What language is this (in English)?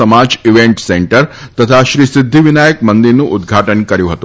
Gujarati